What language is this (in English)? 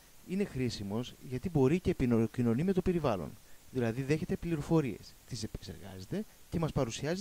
Greek